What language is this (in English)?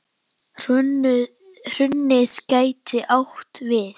Icelandic